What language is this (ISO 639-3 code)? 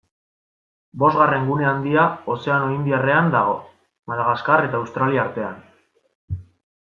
eus